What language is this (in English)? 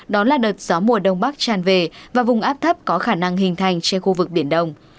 Vietnamese